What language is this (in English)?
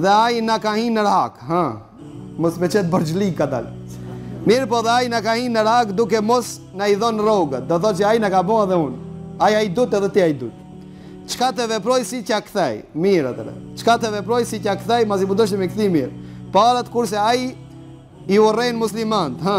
Romanian